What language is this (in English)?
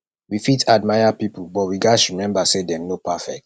Nigerian Pidgin